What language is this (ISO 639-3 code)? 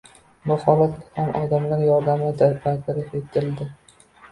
uzb